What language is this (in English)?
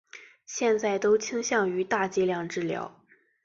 Chinese